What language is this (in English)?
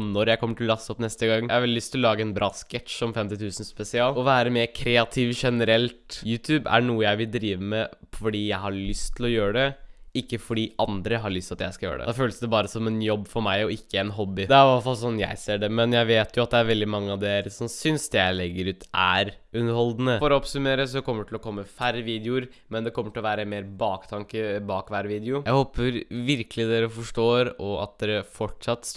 Norwegian